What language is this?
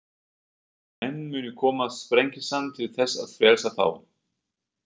Icelandic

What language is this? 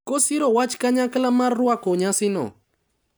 Luo (Kenya and Tanzania)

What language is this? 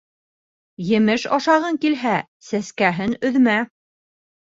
Bashkir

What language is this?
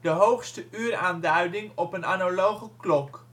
Dutch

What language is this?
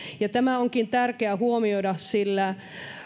Finnish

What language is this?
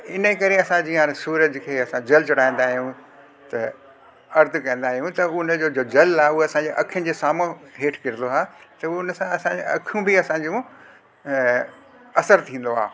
Sindhi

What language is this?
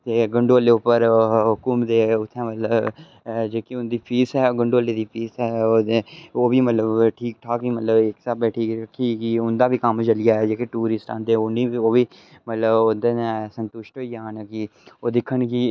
Dogri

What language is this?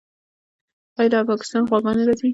Pashto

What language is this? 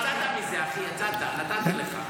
Hebrew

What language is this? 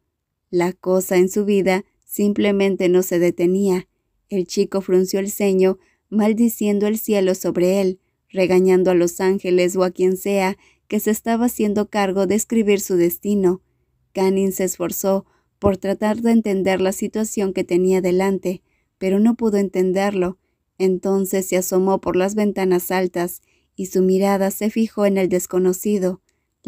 Spanish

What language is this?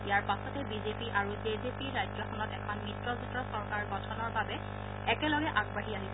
Assamese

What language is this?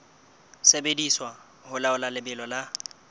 Southern Sotho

